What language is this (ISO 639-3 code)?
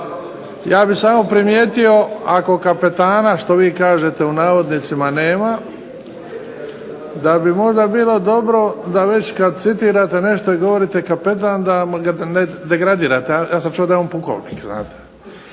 hrv